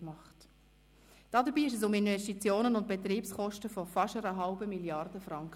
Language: Swiss German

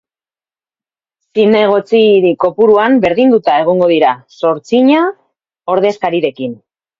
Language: Basque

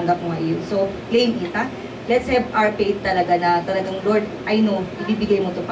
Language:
Filipino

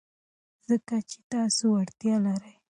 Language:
Pashto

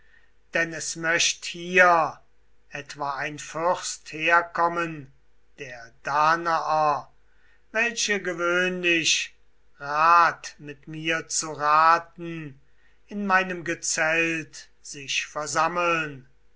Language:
German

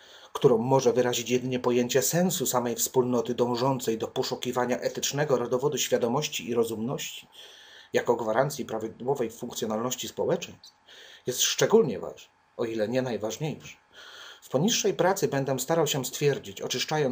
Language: Polish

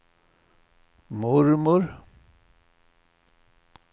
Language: Swedish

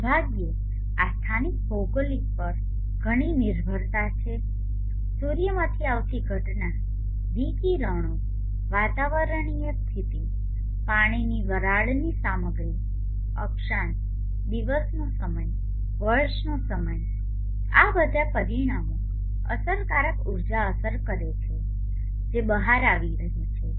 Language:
Gujarati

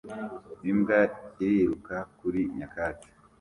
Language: Kinyarwanda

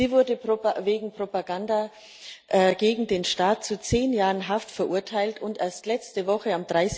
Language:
German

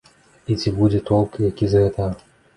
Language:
Belarusian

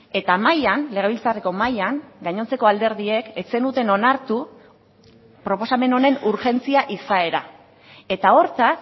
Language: Basque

